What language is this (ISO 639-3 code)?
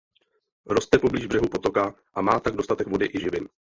ces